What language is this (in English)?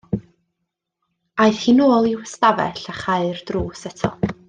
Welsh